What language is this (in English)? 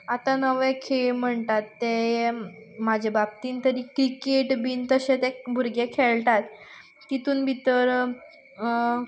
Konkani